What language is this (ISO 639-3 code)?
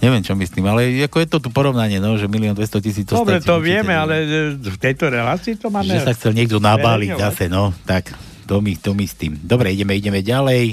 slk